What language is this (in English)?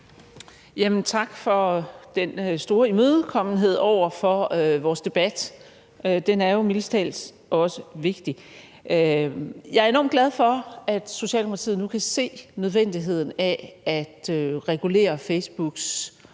Danish